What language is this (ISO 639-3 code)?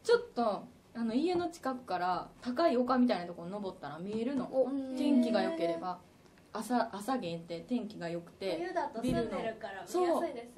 jpn